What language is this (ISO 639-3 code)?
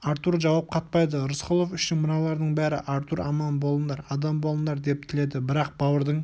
kaz